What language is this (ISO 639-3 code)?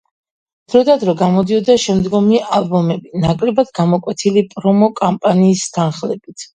kat